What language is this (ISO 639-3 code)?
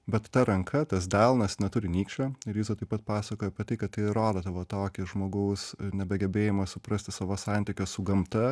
lit